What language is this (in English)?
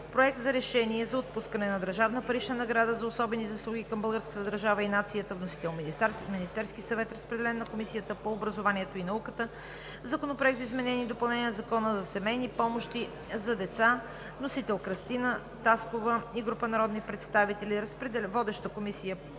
Bulgarian